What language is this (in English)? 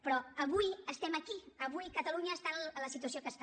Catalan